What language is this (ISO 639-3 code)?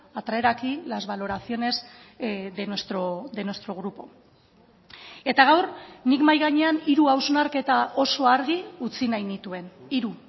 eus